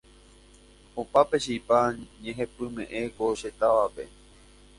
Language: Guarani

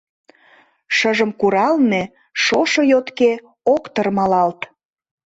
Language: Mari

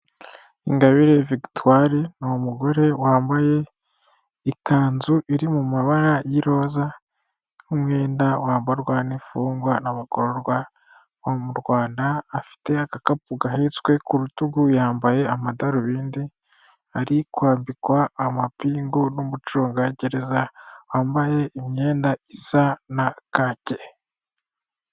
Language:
Kinyarwanda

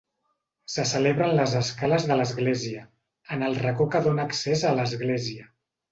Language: Catalan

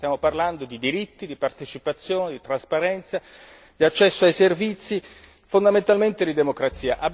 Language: Italian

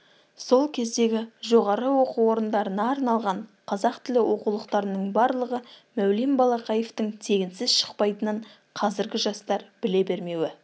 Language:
Kazakh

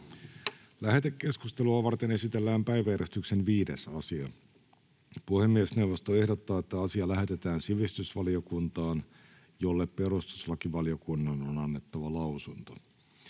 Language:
Finnish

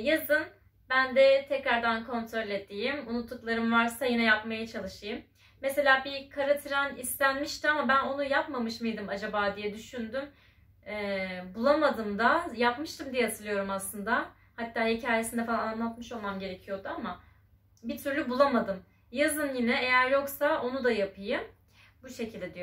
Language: Turkish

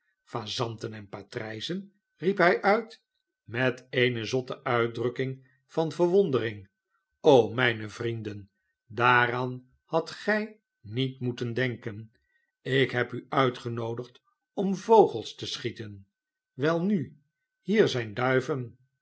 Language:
Dutch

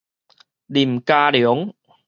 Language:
Min Nan Chinese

